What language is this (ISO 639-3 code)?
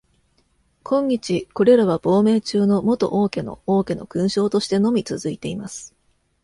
jpn